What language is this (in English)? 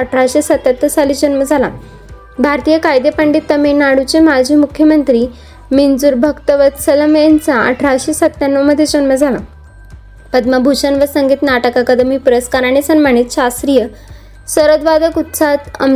Marathi